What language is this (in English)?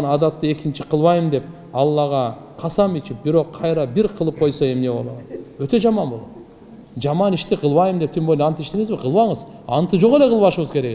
Turkish